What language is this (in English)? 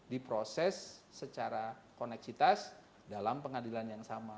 Indonesian